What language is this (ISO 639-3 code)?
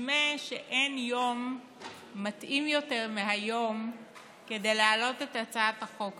heb